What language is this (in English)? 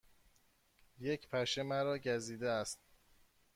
Persian